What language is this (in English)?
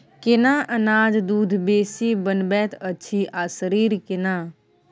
Maithili